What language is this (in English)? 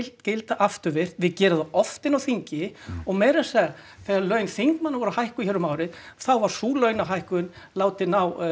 Icelandic